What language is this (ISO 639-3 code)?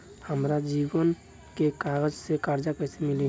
bho